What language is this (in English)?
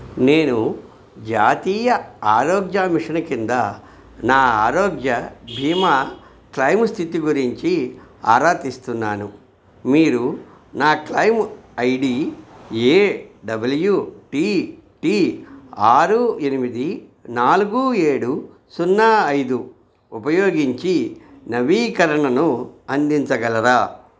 Telugu